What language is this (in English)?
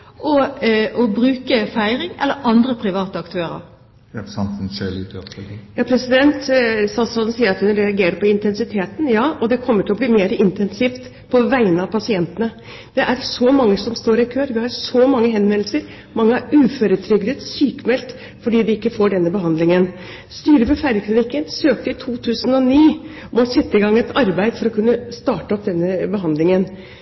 Norwegian Bokmål